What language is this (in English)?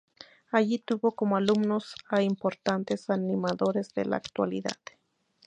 Spanish